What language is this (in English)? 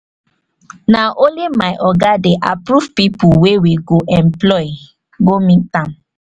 Nigerian Pidgin